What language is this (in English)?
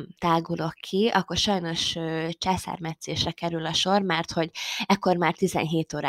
Hungarian